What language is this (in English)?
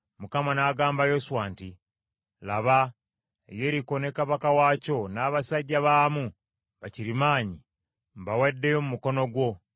Ganda